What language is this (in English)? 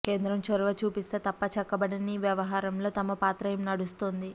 Telugu